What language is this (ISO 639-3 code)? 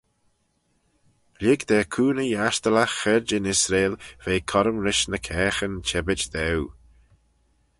glv